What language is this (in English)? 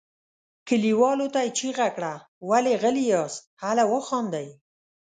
Pashto